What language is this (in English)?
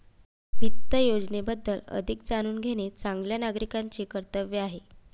Marathi